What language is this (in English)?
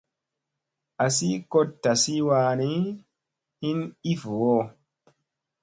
Musey